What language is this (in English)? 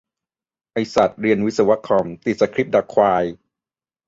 Thai